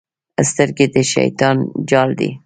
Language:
Pashto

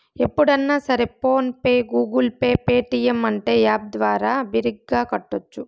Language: Telugu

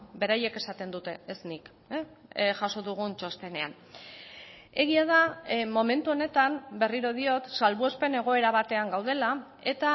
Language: Basque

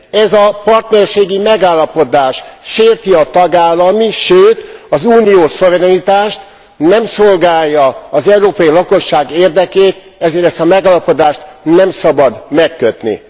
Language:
Hungarian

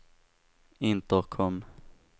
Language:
Swedish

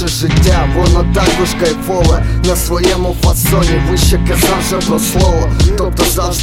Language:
Ukrainian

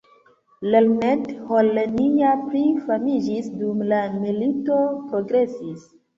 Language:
Esperanto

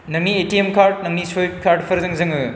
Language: Bodo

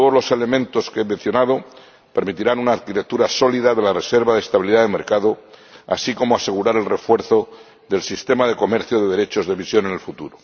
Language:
Spanish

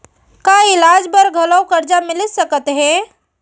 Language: Chhattisgarhi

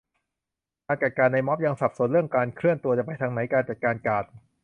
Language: Thai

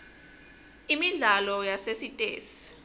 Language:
Swati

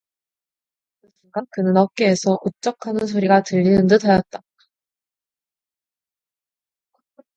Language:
Korean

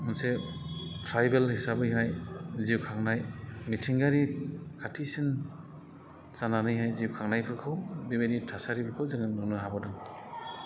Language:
Bodo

